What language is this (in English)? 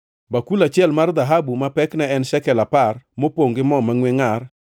Luo (Kenya and Tanzania)